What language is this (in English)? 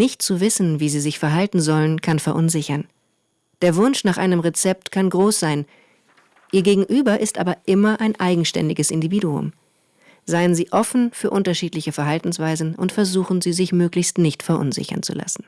German